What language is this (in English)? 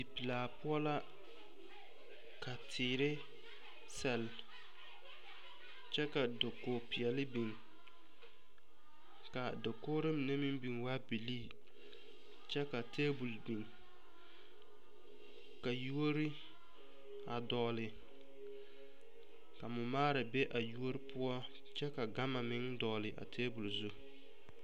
Southern Dagaare